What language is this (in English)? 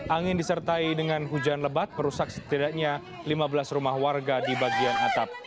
Indonesian